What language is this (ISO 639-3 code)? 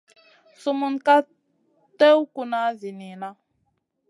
mcn